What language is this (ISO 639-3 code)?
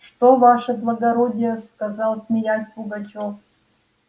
rus